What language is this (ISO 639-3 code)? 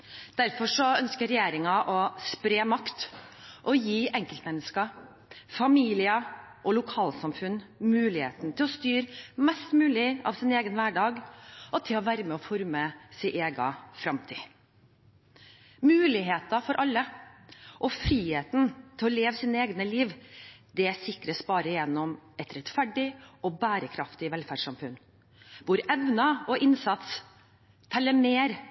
nob